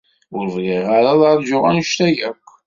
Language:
Kabyle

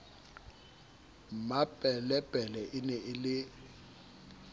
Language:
Southern Sotho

